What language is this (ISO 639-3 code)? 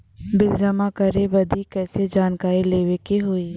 bho